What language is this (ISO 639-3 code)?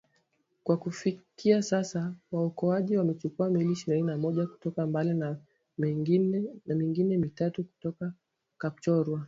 swa